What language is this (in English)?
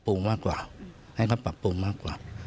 Thai